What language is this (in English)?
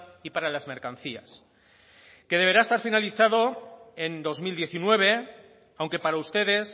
Spanish